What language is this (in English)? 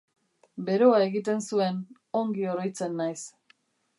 Basque